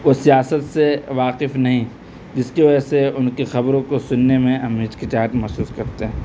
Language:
Urdu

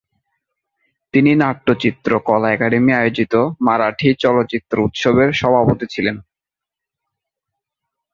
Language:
Bangla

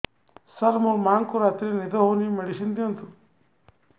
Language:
Odia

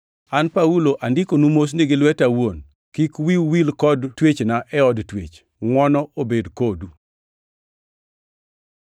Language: Luo (Kenya and Tanzania)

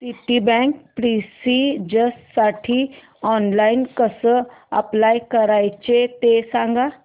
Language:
Marathi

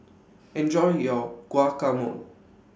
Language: English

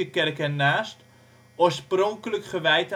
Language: Dutch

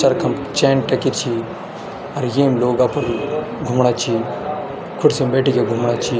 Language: Garhwali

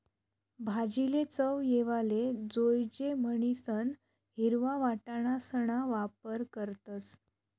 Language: Marathi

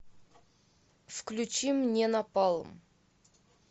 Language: Russian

